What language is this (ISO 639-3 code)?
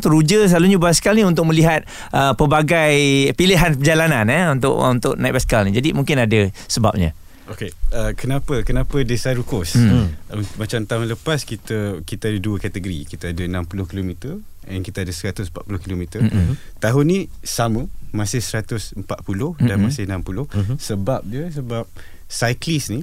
msa